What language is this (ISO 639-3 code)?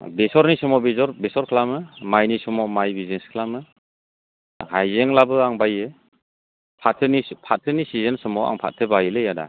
brx